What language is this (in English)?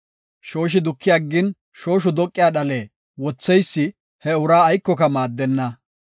Gofa